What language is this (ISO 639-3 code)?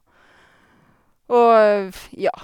nor